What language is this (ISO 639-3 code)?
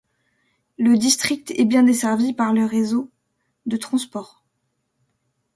fra